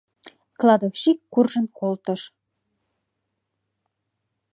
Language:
Mari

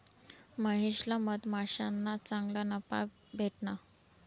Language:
Marathi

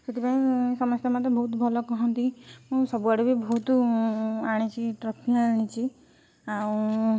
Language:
Odia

